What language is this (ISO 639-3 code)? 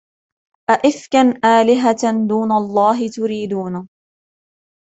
ara